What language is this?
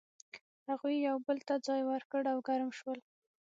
Pashto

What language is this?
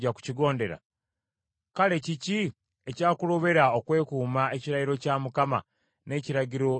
Ganda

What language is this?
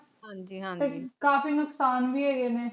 Punjabi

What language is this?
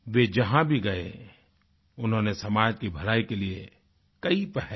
Hindi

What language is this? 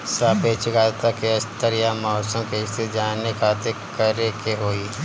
Bhojpuri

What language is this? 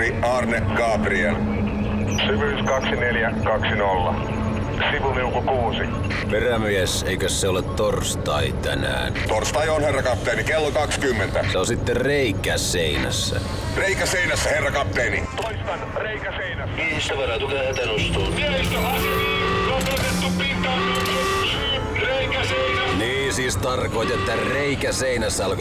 Finnish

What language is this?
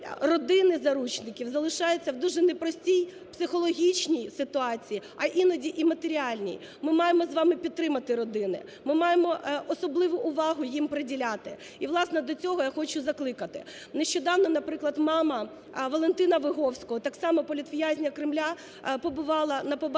Ukrainian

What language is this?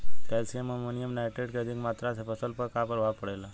Bhojpuri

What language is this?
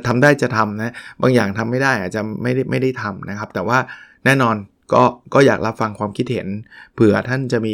Thai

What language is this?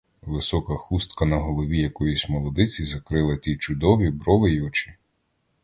Ukrainian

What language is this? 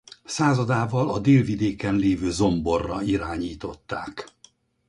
Hungarian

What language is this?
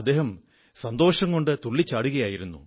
Malayalam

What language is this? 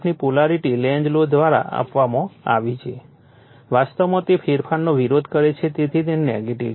Gujarati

